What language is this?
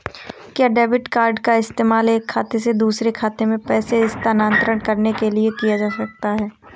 Hindi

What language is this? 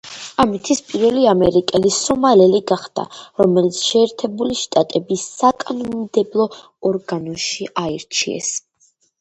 Georgian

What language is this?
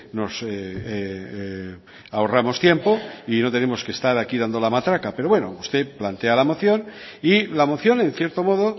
Spanish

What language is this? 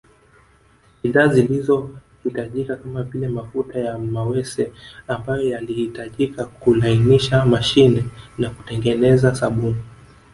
Swahili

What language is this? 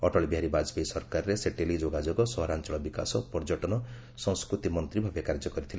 Odia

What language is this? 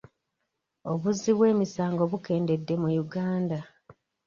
Ganda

